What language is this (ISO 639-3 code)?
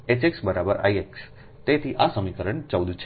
guj